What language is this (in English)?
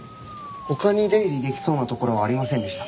Japanese